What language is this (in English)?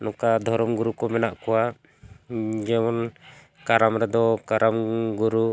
Santali